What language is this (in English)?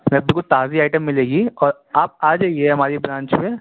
Urdu